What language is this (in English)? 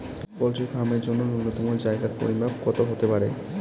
Bangla